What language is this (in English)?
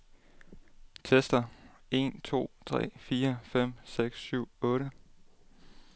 Danish